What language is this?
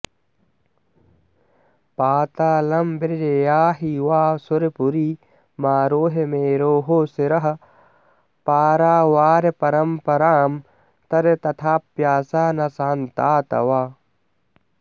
Sanskrit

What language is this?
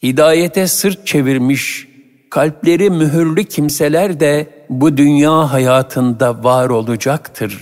Turkish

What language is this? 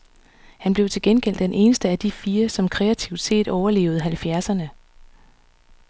Danish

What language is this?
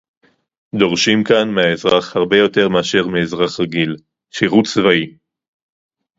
Hebrew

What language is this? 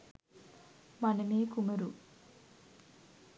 Sinhala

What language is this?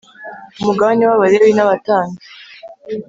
Kinyarwanda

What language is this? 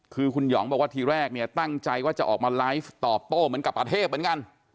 Thai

